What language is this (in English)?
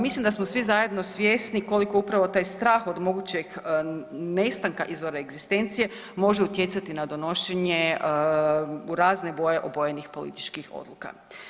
Croatian